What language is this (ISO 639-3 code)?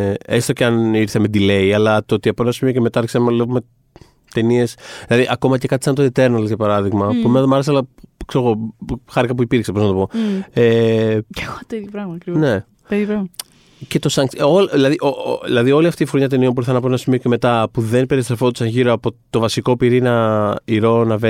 ell